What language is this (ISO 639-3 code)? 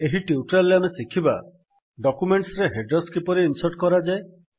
ori